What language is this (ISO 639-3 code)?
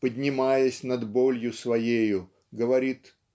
rus